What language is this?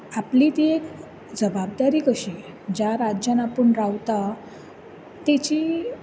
Konkani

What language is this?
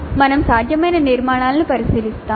Telugu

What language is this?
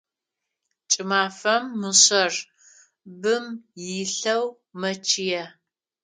Adyghe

